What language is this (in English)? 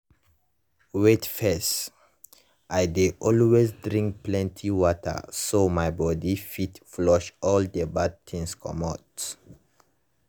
Nigerian Pidgin